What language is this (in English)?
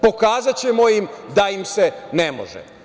Serbian